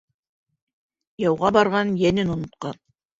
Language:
Bashkir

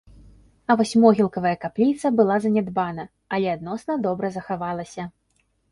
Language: Belarusian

